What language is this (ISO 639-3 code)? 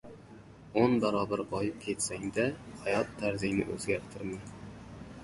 uzb